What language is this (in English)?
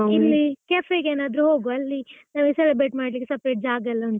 Kannada